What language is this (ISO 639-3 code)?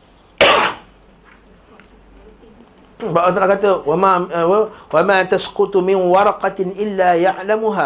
msa